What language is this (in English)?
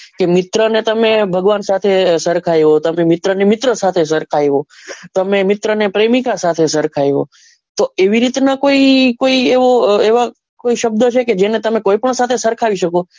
Gujarati